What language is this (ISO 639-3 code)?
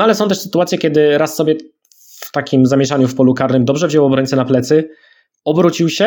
pol